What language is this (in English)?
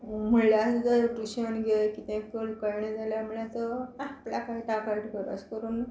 Konkani